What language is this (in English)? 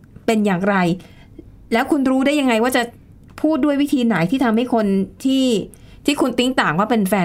Thai